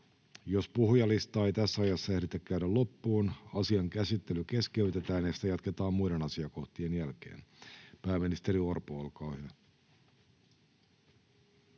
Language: Finnish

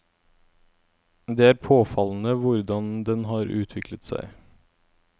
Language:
Norwegian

